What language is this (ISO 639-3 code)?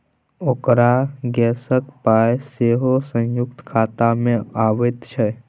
mai